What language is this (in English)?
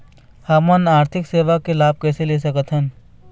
Chhattisgarhi